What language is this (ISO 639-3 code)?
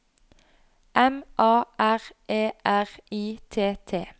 nor